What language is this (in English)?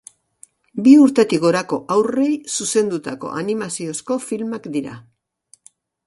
Basque